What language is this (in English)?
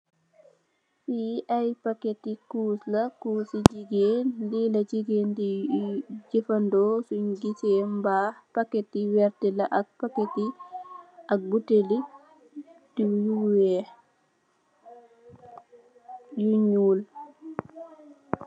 Wolof